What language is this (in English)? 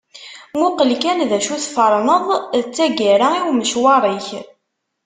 Kabyle